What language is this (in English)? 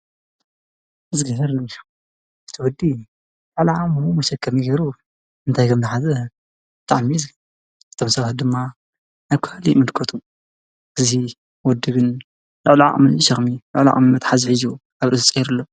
Tigrinya